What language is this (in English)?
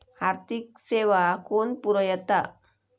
Marathi